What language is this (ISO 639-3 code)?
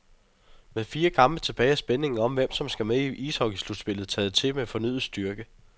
dan